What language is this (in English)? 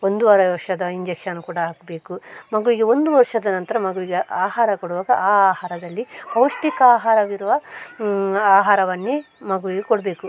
Kannada